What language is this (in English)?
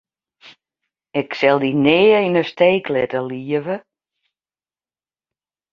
Western Frisian